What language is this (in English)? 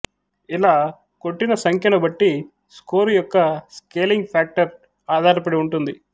Telugu